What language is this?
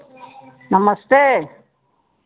Hindi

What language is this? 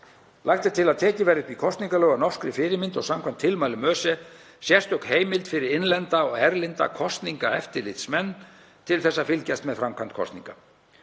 Icelandic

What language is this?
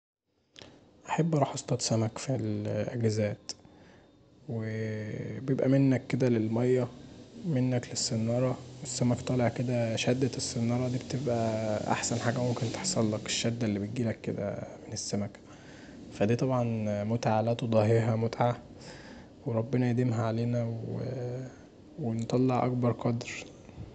Egyptian Arabic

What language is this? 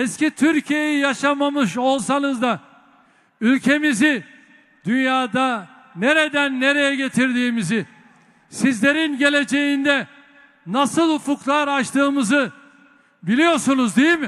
Turkish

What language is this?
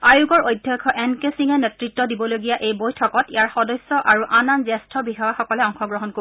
Assamese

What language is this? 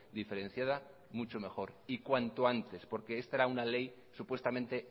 Spanish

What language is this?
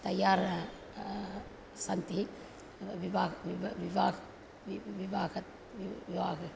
Sanskrit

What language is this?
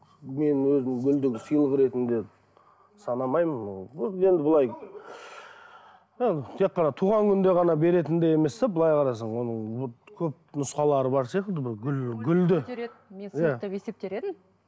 Kazakh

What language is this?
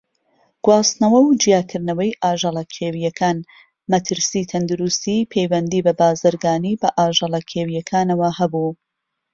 Central Kurdish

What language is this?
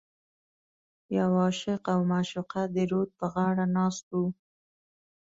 Pashto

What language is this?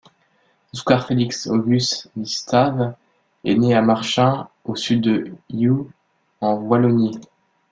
French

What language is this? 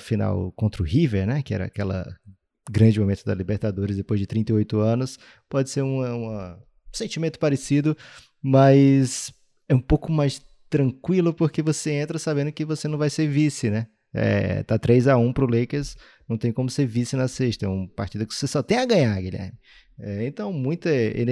Portuguese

